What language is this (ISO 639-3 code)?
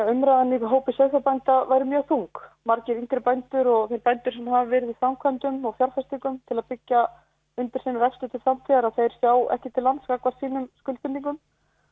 isl